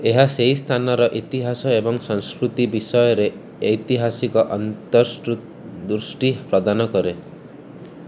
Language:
Odia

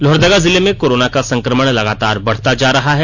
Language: Hindi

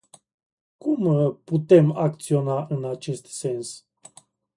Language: Romanian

